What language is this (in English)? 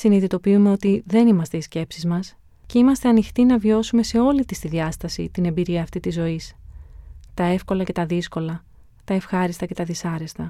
Greek